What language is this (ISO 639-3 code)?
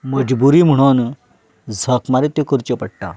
kok